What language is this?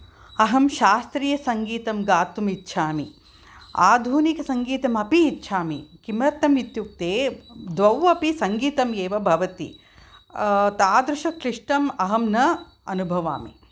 Sanskrit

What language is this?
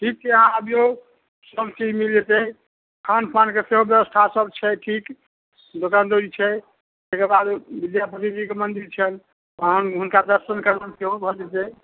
Maithili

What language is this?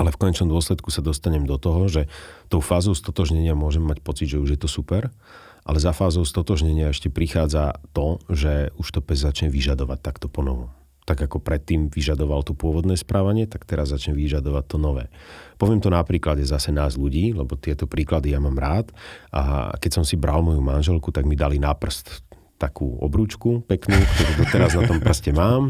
Slovak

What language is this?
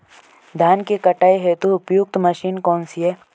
Hindi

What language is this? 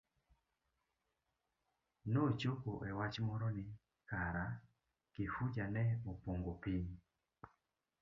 Luo (Kenya and Tanzania)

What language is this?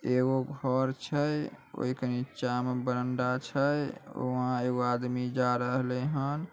Magahi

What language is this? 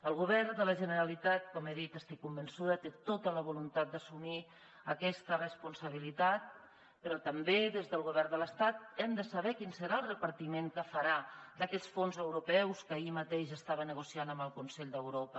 Catalan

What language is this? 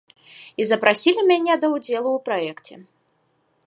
Belarusian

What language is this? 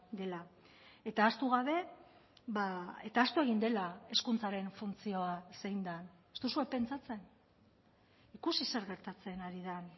Basque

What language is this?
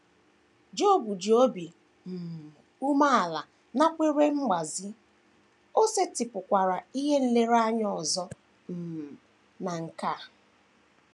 Igbo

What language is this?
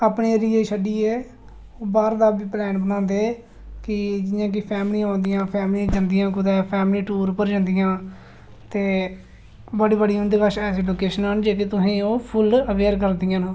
Dogri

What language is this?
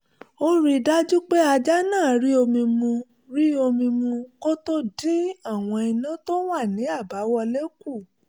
Yoruba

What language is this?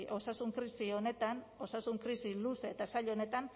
Basque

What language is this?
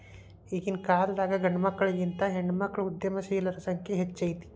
Kannada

